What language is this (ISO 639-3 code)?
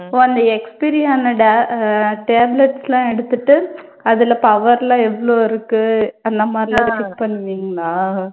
tam